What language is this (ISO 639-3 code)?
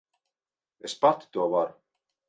lav